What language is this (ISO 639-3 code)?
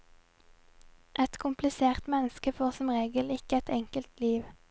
nor